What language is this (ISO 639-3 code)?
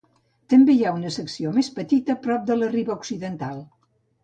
cat